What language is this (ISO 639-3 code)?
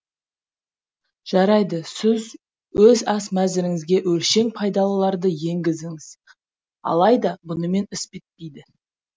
kaz